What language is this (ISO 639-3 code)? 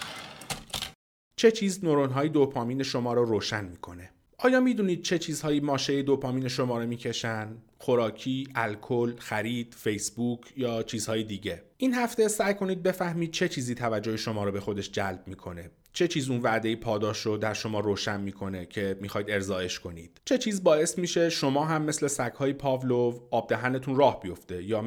fas